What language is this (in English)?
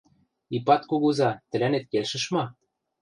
Western Mari